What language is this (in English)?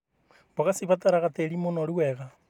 Kikuyu